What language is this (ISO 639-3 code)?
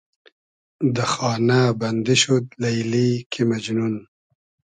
haz